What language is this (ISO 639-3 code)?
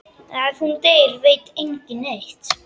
isl